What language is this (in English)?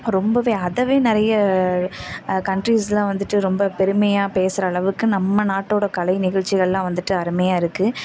Tamil